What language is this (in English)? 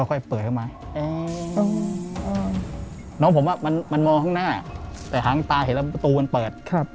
Thai